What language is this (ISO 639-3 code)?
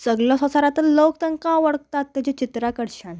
kok